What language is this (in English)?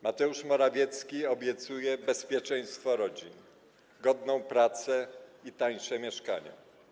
Polish